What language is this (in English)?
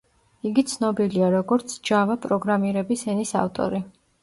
Georgian